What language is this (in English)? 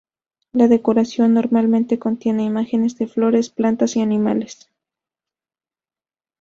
Spanish